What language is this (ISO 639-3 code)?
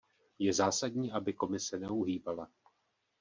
ces